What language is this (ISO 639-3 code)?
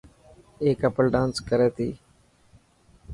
mki